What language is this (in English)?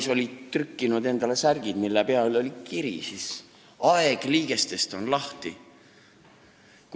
Estonian